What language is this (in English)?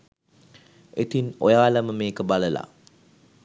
Sinhala